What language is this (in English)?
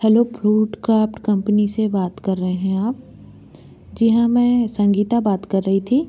Hindi